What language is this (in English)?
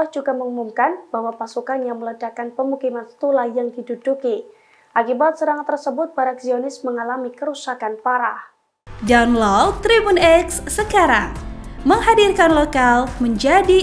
Indonesian